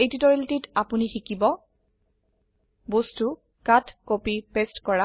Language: Assamese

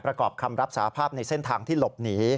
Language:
Thai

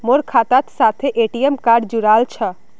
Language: Magahi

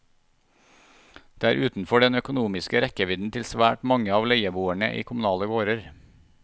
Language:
Norwegian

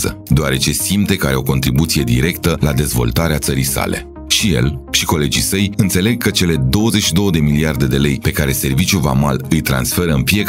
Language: Romanian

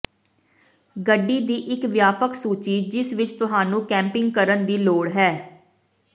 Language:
Punjabi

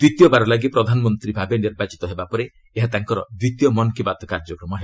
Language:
Odia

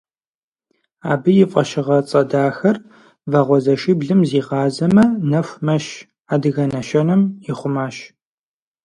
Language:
Kabardian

